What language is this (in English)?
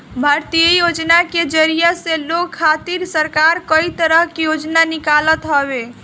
Bhojpuri